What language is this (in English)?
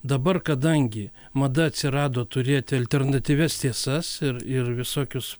Lithuanian